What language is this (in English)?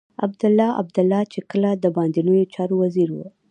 Pashto